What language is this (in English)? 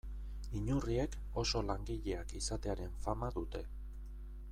Basque